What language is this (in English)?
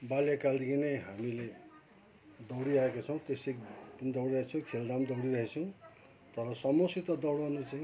Nepali